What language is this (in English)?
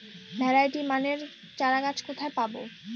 Bangla